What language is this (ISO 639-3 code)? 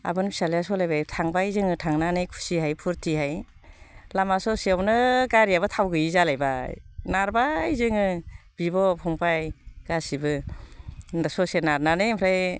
brx